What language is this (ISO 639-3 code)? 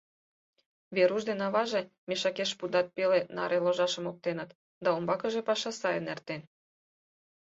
chm